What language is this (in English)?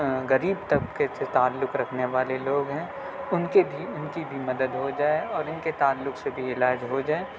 Urdu